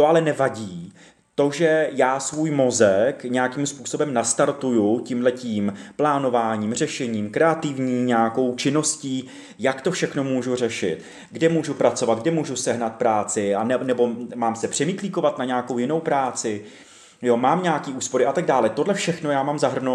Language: Czech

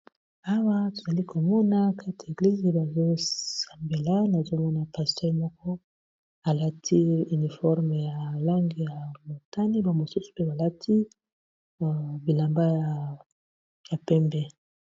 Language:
Lingala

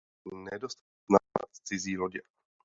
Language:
Czech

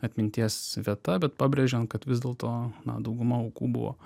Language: Lithuanian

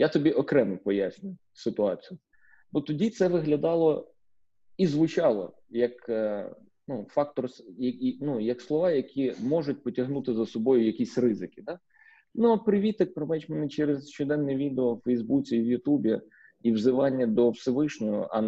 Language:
Ukrainian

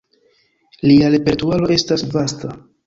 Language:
Esperanto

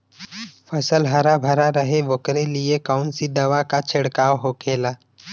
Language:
Bhojpuri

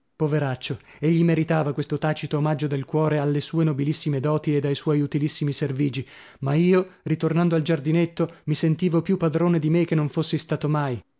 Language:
Italian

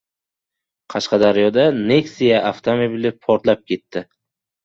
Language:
Uzbek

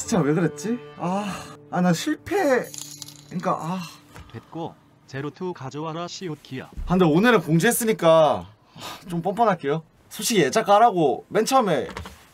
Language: Korean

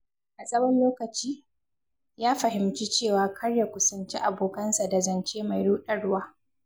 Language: Hausa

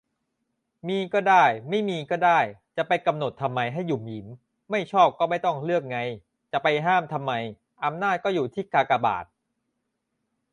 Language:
Thai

